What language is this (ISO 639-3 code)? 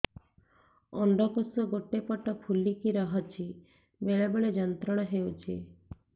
ori